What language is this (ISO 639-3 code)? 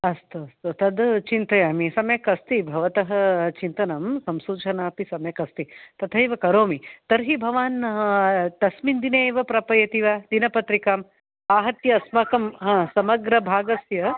san